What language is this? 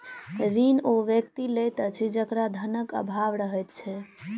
Maithili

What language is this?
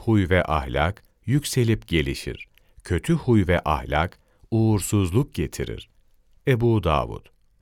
Turkish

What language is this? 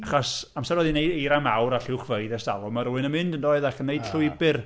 Welsh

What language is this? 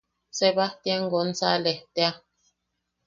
Yaqui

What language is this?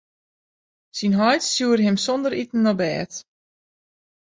Western Frisian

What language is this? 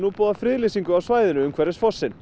Icelandic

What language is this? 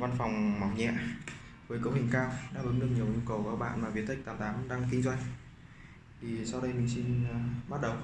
Vietnamese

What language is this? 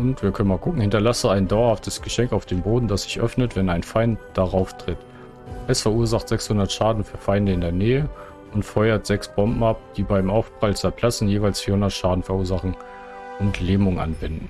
German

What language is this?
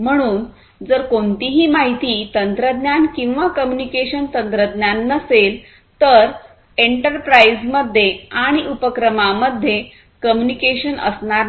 Marathi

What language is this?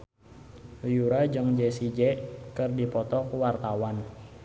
Sundanese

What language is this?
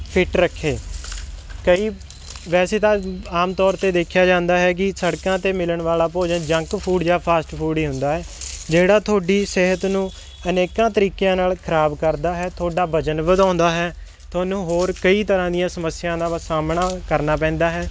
Punjabi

